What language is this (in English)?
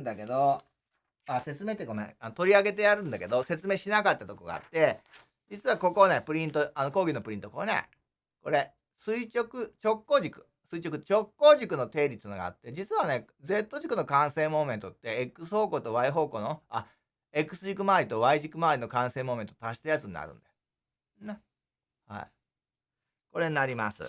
Japanese